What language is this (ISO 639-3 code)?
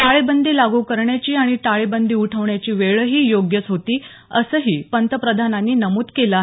mar